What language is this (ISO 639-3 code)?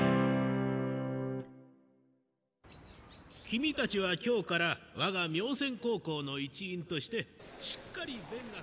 jpn